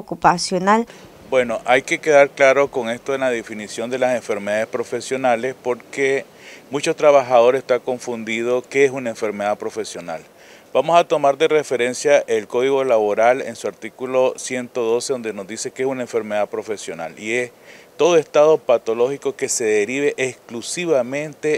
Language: Spanish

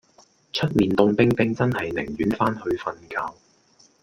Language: Cantonese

